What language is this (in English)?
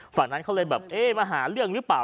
Thai